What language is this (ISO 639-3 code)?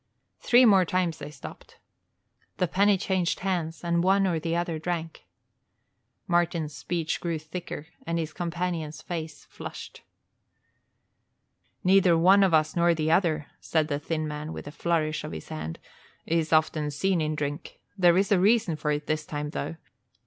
eng